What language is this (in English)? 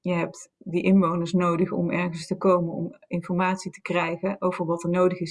Dutch